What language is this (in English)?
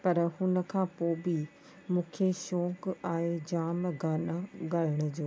Sindhi